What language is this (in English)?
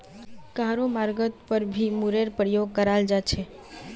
Magahi